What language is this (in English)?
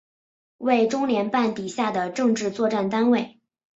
Chinese